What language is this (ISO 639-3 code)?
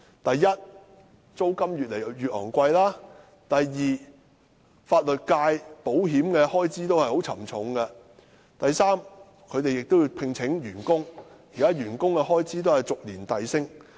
yue